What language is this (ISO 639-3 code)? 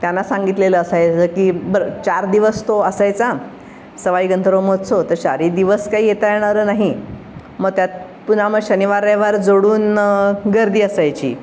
mar